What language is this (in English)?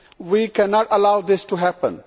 English